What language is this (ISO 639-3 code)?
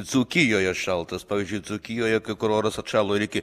lit